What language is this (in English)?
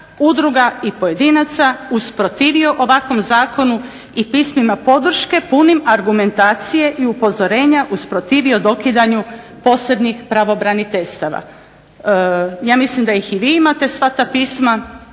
Croatian